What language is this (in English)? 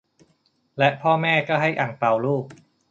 Thai